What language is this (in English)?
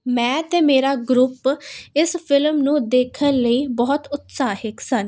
Punjabi